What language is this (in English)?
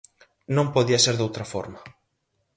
Galician